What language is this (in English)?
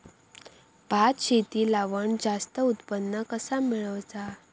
Marathi